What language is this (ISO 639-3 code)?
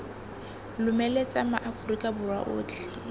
tsn